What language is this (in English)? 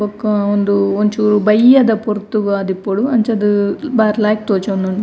Tulu